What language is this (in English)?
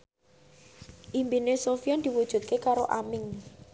Javanese